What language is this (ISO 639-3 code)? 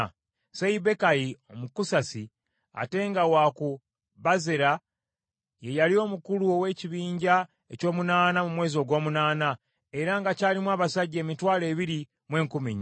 lug